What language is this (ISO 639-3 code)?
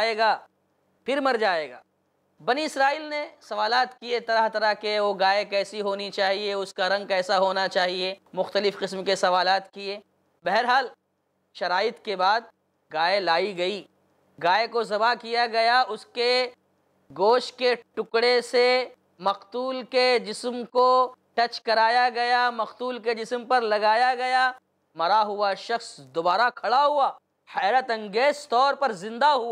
ind